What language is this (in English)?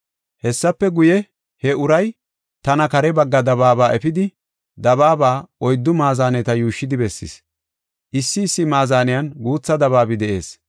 Gofa